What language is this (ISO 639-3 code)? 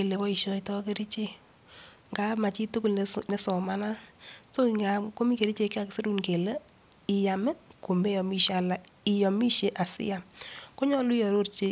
kln